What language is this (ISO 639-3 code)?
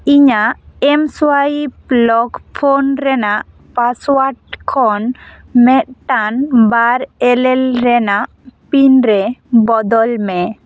sat